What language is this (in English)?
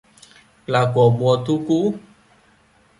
Vietnamese